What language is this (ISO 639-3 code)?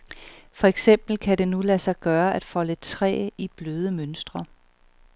dan